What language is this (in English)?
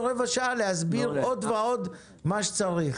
Hebrew